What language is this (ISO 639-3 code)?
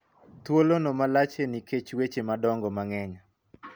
luo